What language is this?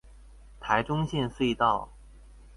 Chinese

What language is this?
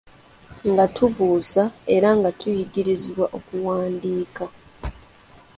Ganda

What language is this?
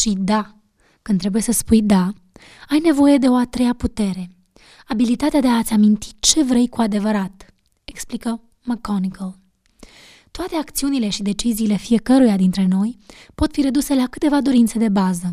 Romanian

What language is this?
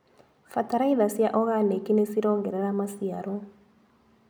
Kikuyu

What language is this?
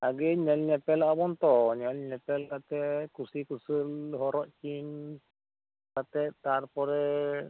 Santali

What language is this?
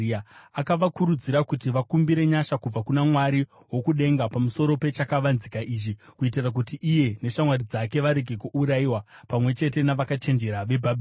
Shona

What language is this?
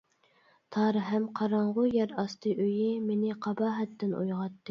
Uyghur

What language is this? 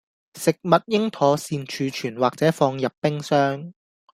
Cantonese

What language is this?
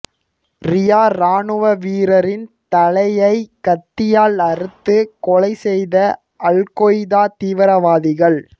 Tamil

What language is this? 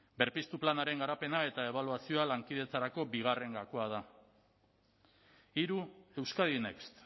Basque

